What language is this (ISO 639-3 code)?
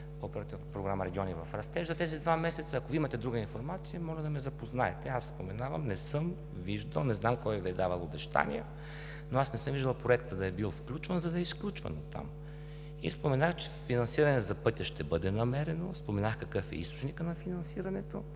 bul